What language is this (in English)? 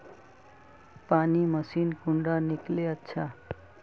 Magahi